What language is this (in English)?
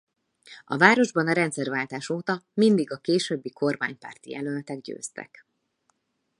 Hungarian